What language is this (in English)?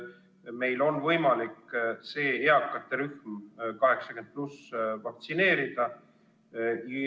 Estonian